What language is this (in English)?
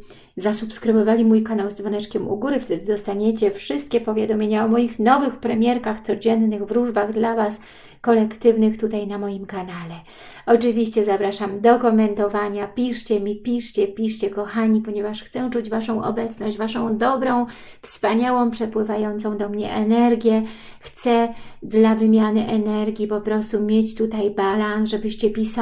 Polish